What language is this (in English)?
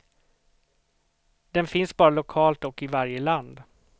Swedish